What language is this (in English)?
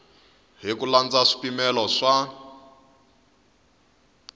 Tsonga